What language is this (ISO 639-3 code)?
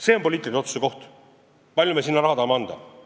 est